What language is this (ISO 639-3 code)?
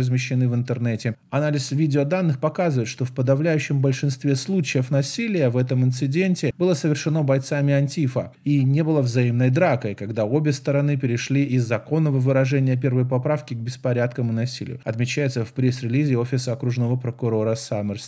rus